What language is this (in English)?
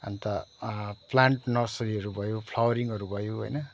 Nepali